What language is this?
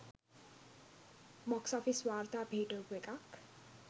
Sinhala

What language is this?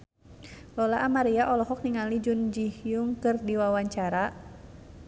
Sundanese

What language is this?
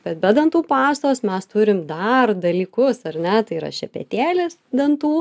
Lithuanian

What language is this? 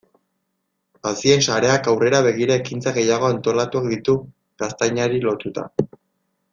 Basque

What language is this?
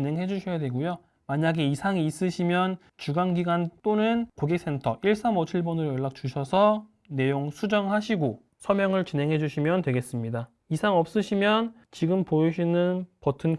Korean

